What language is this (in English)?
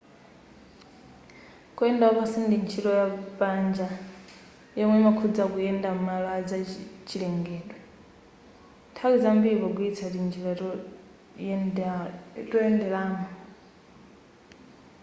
Nyanja